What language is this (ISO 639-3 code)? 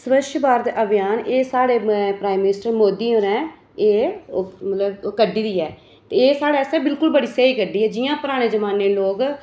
doi